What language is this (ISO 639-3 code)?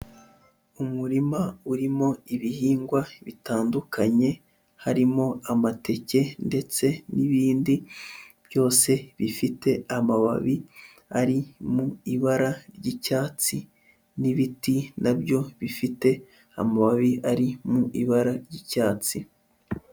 kin